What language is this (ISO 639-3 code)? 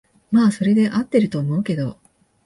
jpn